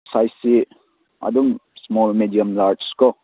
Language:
Manipuri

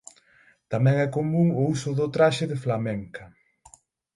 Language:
Galician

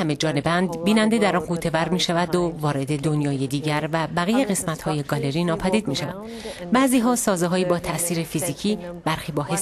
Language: Persian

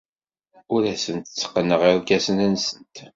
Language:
Kabyle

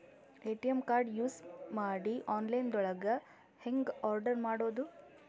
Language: Kannada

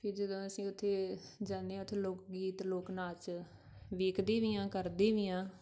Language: Punjabi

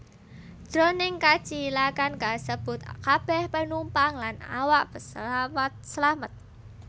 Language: Javanese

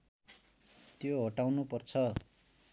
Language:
Nepali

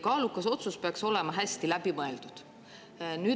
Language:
Estonian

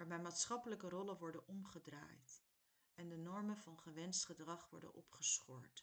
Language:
Dutch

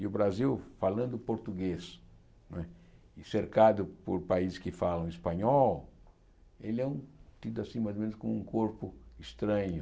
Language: Portuguese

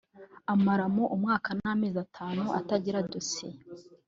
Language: Kinyarwanda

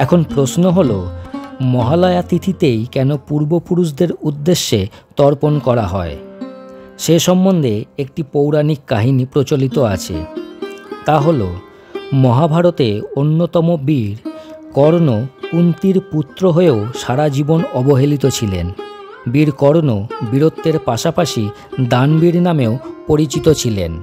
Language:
Bangla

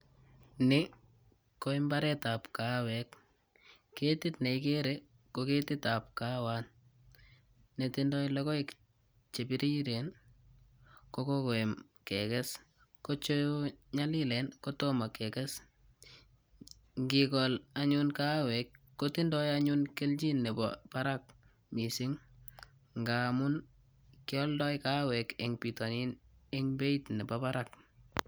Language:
Kalenjin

